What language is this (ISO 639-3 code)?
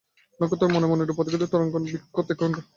ben